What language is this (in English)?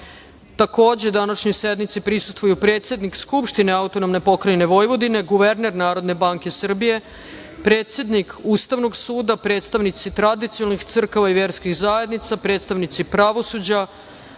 Serbian